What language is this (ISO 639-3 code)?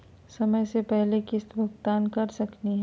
mag